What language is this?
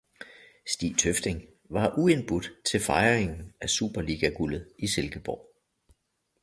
Danish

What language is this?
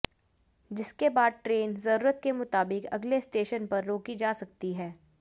Hindi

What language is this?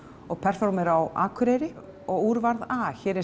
Icelandic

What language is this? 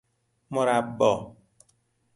Persian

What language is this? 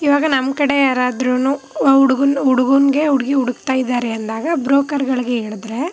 Kannada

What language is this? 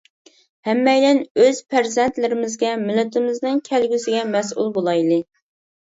Uyghur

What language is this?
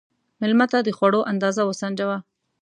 Pashto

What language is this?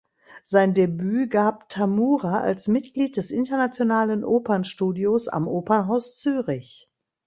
German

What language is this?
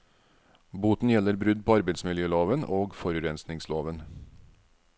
Norwegian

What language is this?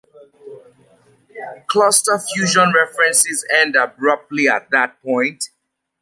English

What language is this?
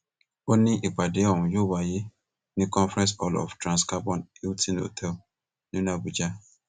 Yoruba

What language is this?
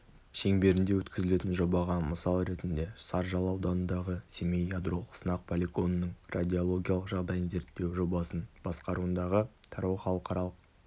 Kazakh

